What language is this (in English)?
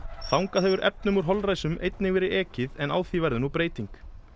Icelandic